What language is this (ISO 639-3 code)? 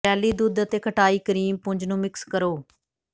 pan